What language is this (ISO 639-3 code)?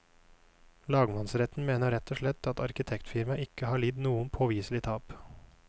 nor